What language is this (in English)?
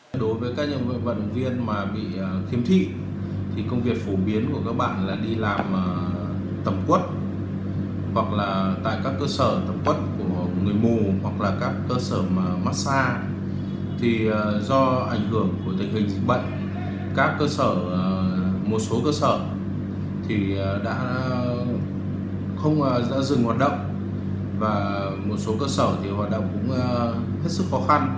Vietnamese